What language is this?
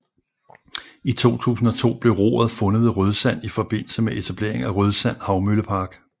Danish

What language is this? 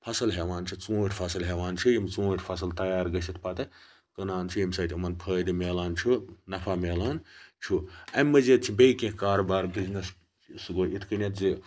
Kashmiri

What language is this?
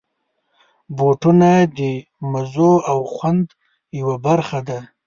Pashto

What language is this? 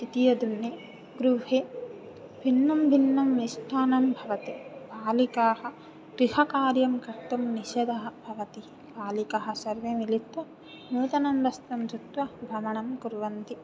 Sanskrit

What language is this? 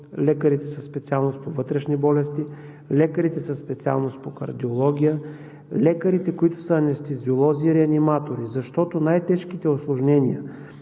Bulgarian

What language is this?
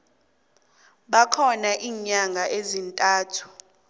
South Ndebele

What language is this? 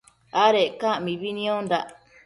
Matsés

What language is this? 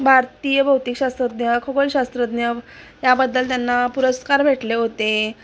Marathi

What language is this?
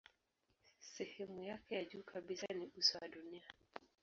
Swahili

